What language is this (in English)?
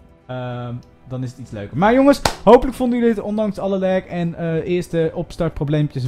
Dutch